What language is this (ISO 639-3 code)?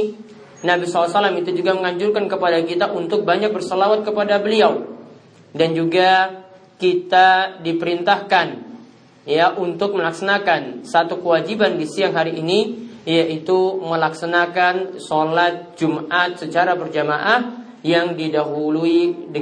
ind